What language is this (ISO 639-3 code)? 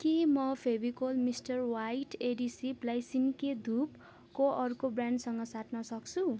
nep